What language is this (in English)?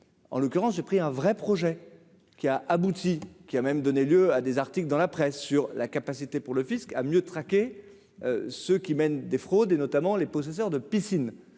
French